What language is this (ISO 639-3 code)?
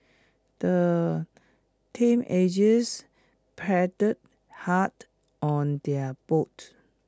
eng